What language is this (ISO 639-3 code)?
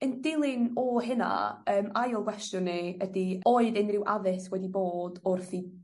cym